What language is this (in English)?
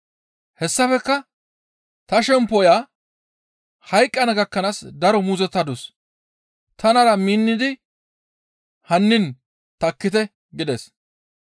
Gamo